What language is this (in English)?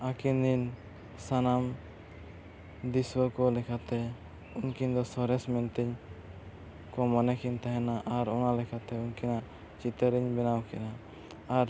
Santali